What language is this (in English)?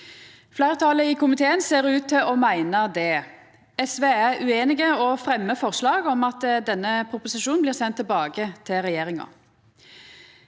Norwegian